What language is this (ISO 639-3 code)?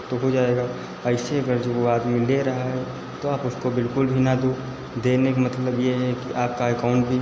hin